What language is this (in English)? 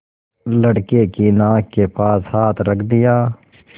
Hindi